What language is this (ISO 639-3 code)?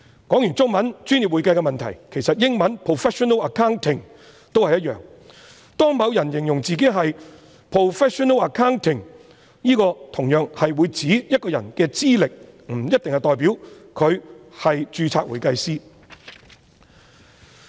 yue